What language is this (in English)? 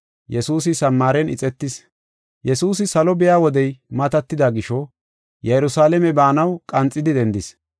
Gofa